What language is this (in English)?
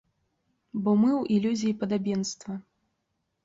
Belarusian